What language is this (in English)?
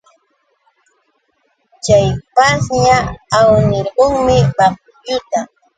Yauyos Quechua